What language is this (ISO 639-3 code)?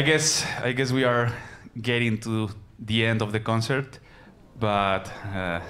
eng